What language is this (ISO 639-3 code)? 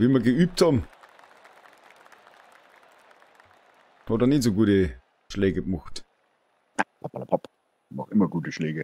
deu